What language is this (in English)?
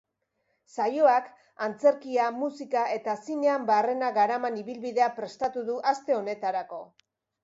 Basque